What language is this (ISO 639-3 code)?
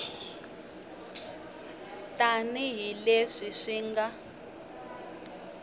tso